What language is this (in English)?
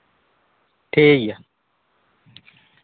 Santali